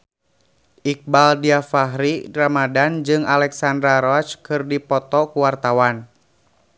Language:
Sundanese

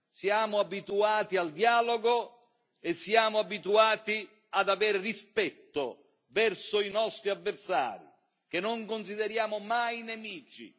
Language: Italian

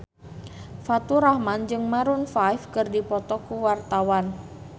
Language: Sundanese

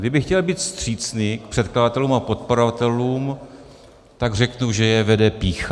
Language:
Czech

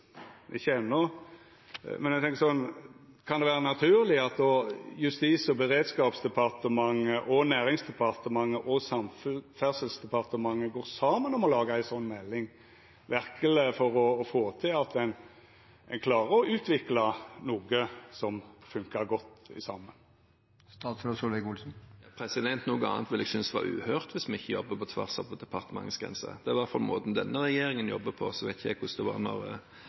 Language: Norwegian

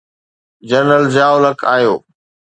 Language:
Sindhi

